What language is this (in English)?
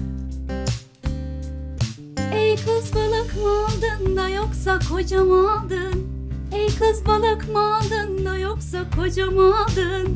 Turkish